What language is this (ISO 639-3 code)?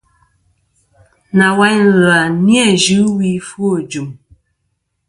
bkm